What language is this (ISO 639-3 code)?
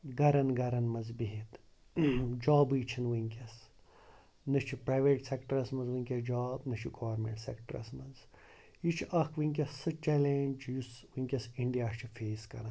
kas